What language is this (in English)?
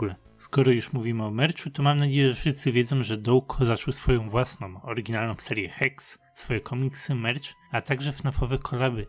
Polish